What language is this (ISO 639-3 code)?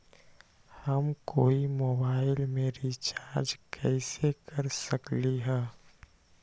mag